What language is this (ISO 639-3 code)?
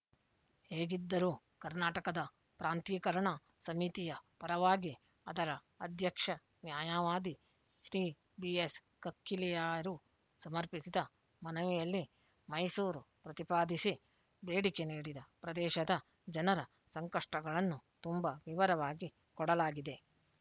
kan